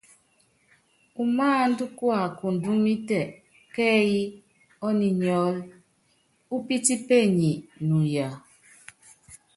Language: Yangben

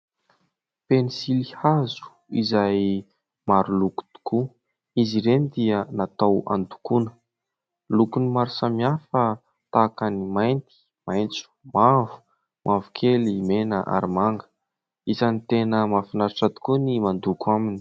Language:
Malagasy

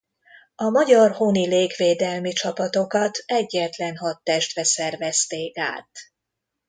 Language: Hungarian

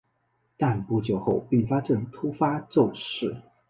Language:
Chinese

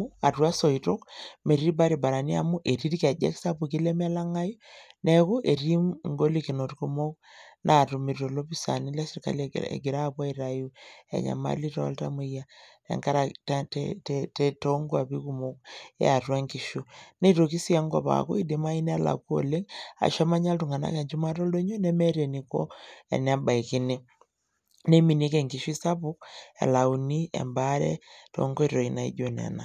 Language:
Masai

